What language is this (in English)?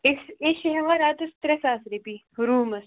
Kashmiri